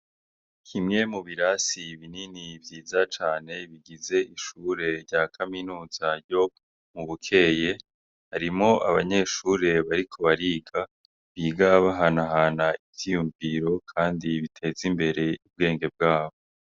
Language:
Rundi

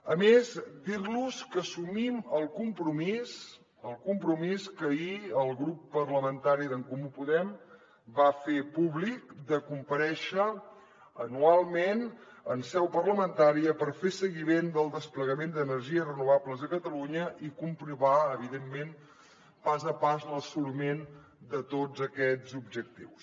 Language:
Catalan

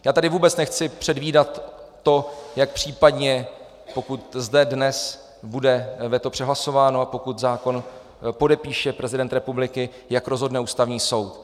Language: Czech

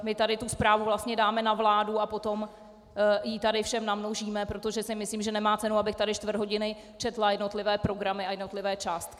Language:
Czech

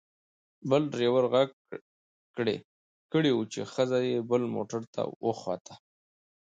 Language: Pashto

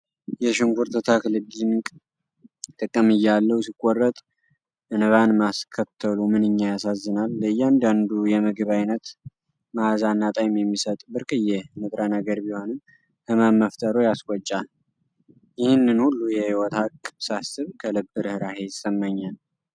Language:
Amharic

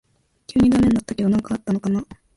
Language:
Japanese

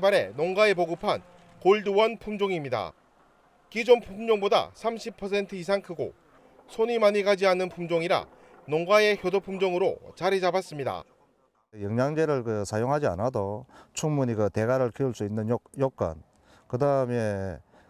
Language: Korean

